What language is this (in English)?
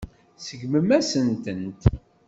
Kabyle